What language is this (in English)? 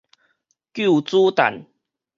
Min Nan Chinese